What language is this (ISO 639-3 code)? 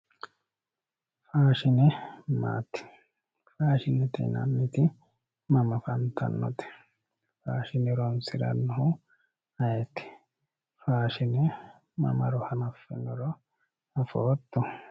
sid